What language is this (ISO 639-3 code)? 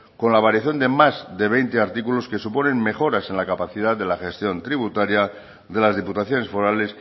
spa